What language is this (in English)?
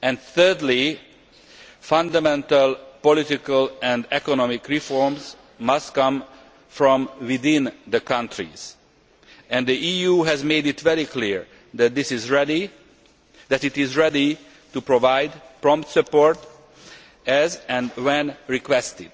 English